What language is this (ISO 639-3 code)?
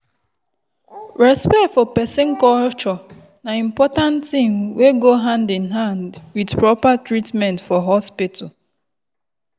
pcm